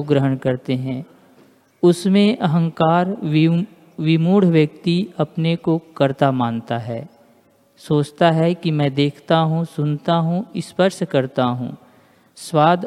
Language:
Hindi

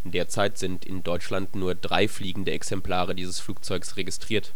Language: German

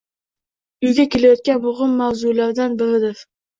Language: Uzbek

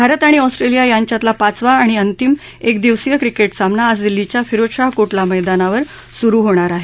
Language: Marathi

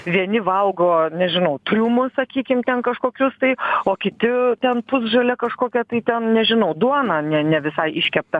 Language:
Lithuanian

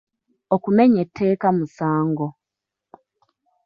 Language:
Ganda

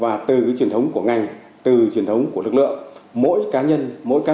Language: Vietnamese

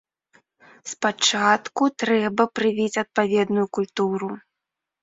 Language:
Belarusian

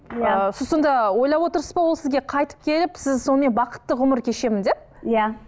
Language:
Kazakh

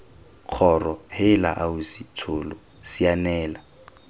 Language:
Tswana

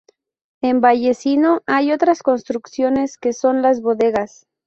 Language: Spanish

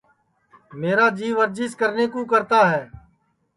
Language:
Sansi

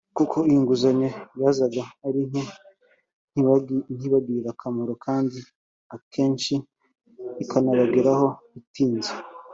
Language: Kinyarwanda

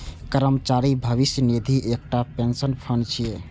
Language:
Maithili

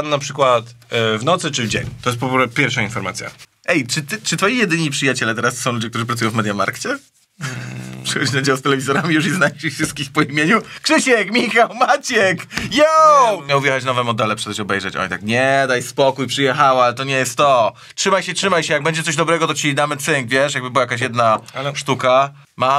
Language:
Polish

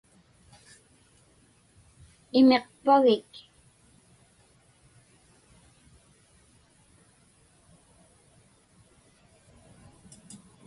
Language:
Inupiaq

